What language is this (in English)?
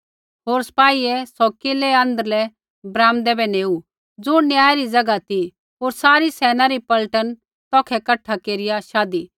Kullu Pahari